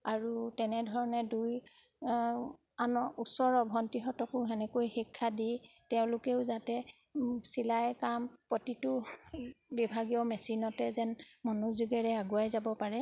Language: Assamese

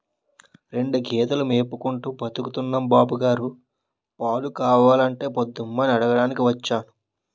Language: Telugu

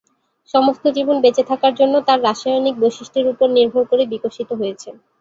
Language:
Bangla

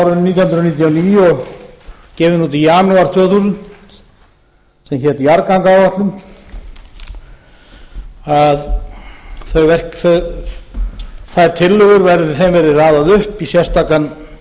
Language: Icelandic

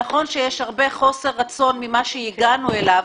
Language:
Hebrew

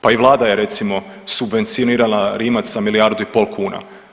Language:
Croatian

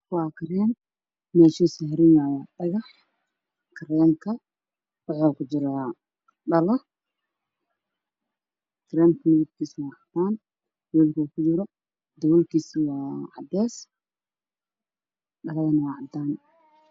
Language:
Somali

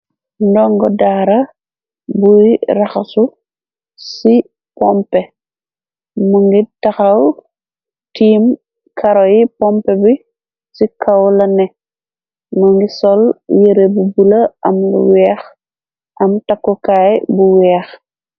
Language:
Wolof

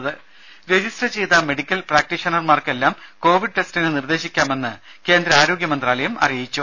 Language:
Malayalam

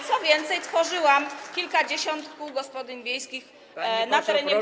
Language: Polish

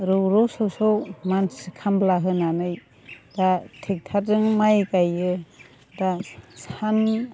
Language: Bodo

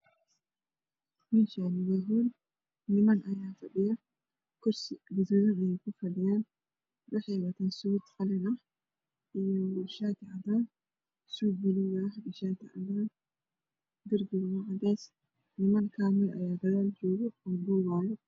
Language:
Somali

